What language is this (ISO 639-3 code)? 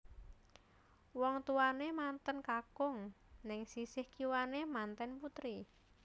jav